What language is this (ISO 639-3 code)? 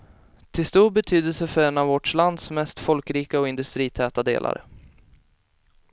swe